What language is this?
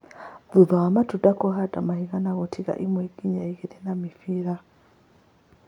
Kikuyu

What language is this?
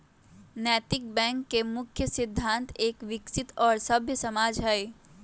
Magahi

